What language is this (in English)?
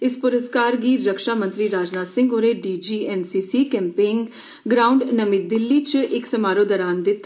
Dogri